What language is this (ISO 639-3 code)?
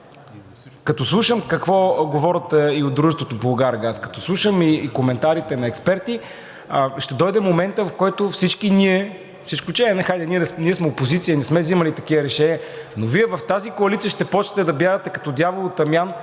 bul